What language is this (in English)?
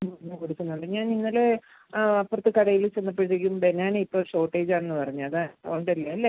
Malayalam